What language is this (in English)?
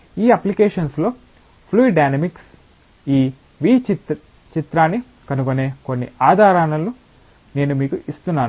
Telugu